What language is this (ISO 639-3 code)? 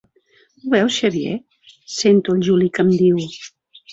cat